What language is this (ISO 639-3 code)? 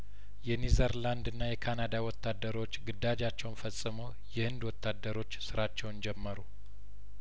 amh